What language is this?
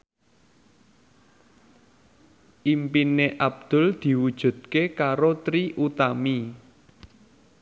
Javanese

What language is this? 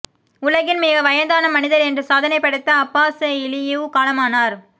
Tamil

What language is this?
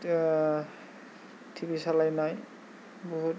Bodo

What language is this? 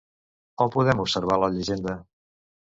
Catalan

